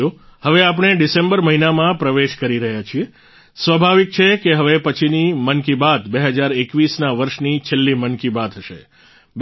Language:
Gujarati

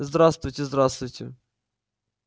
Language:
Russian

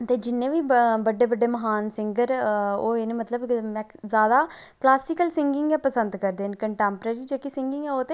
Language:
Dogri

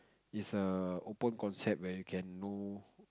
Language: English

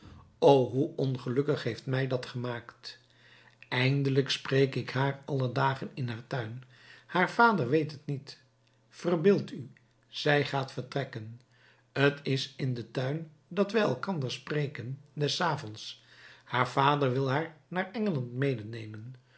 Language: Dutch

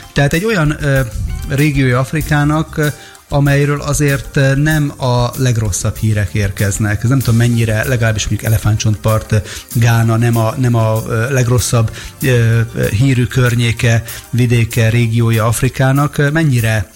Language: Hungarian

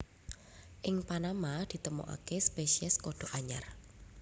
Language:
Javanese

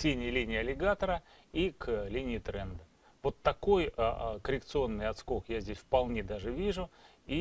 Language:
Russian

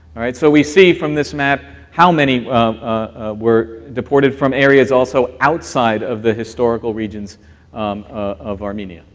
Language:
English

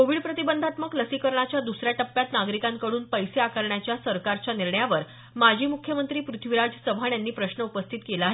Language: Marathi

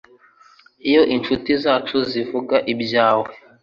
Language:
Kinyarwanda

